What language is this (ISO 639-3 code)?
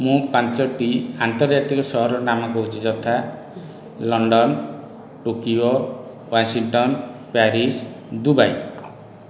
ori